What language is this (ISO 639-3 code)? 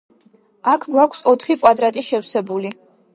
kat